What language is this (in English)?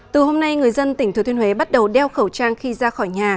Vietnamese